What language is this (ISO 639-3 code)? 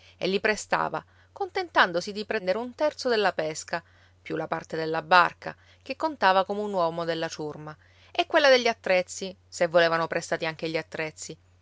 ita